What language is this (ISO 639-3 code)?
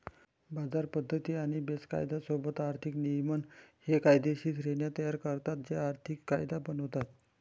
mar